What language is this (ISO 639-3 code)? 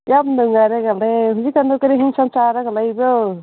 mni